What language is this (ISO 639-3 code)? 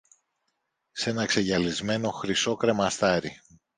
ell